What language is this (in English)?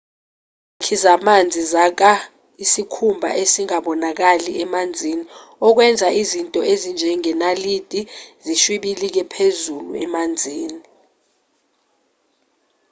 Zulu